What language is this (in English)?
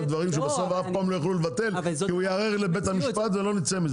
Hebrew